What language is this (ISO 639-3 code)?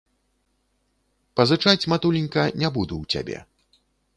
bel